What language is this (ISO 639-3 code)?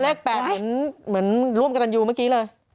tha